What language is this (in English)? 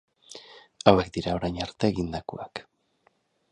Basque